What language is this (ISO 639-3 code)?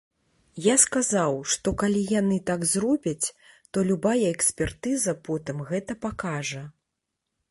bel